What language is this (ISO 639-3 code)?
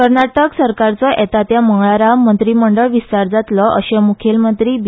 kok